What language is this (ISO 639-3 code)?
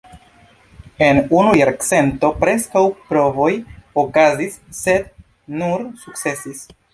epo